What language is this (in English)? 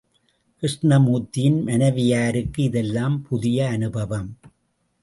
Tamil